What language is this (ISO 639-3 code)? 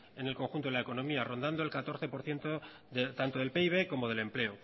spa